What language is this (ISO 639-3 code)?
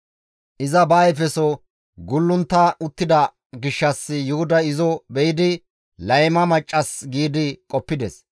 gmv